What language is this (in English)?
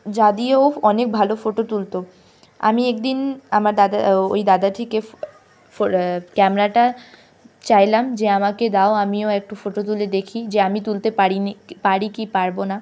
Bangla